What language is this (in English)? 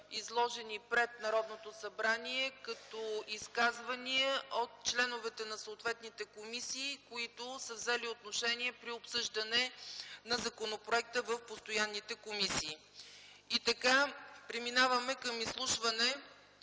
Bulgarian